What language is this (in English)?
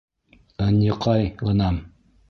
Bashkir